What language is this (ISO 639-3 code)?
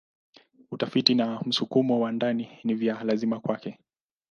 swa